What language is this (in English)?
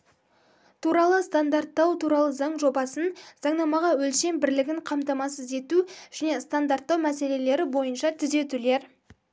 Kazakh